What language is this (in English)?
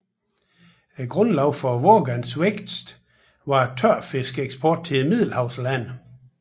Danish